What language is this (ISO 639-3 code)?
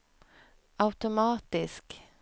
swe